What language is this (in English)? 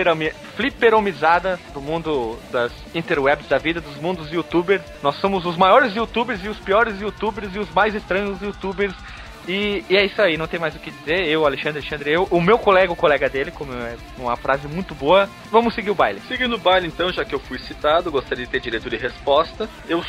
Portuguese